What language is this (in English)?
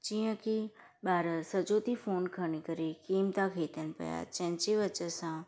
Sindhi